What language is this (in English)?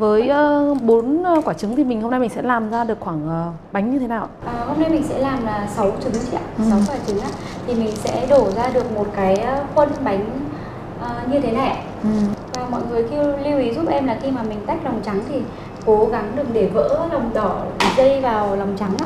Vietnamese